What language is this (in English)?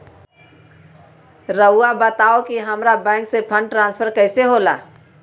Magahi